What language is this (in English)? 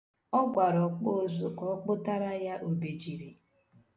Igbo